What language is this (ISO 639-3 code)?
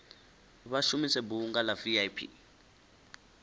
ven